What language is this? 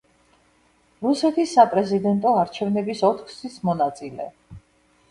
Georgian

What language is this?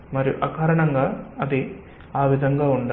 Telugu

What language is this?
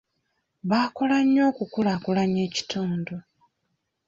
Ganda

